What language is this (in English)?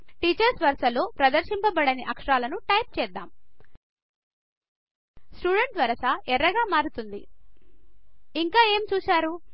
Telugu